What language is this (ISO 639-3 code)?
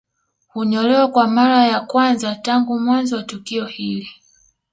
swa